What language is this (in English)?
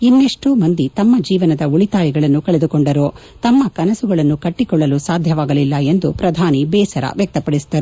Kannada